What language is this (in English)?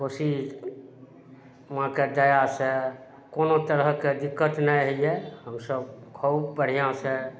Maithili